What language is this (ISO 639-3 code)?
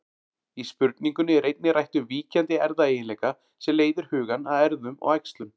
isl